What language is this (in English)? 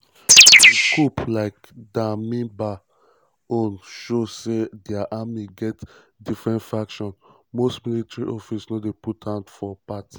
Nigerian Pidgin